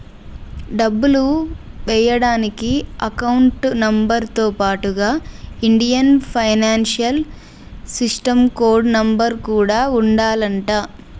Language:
Telugu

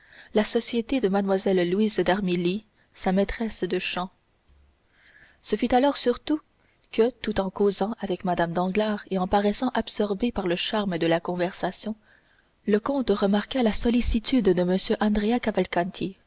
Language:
French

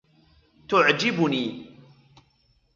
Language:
Arabic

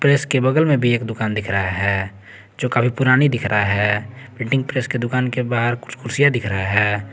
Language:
Hindi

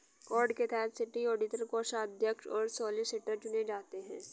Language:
Hindi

